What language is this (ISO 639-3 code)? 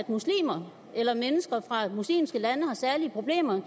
dan